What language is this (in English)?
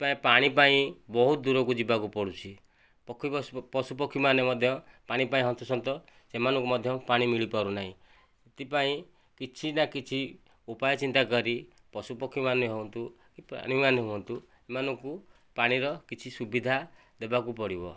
Odia